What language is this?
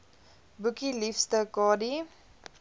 Afrikaans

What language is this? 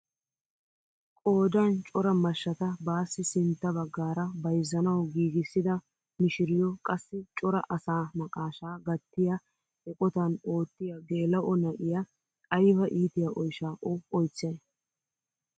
Wolaytta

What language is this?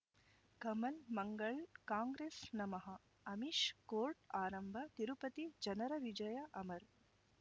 Kannada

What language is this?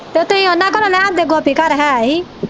Punjabi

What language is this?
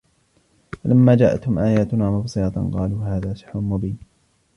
Arabic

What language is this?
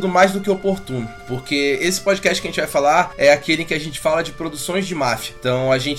Portuguese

